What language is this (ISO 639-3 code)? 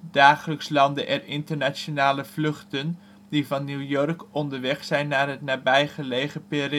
nld